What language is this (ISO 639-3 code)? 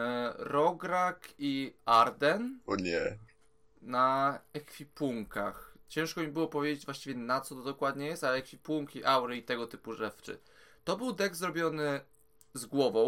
pol